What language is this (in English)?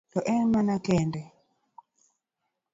Luo (Kenya and Tanzania)